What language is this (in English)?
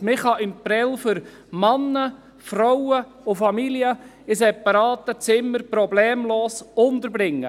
Swiss German